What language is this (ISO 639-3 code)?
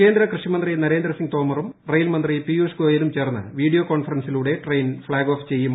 mal